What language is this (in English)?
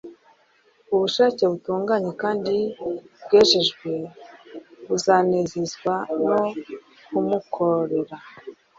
Kinyarwanda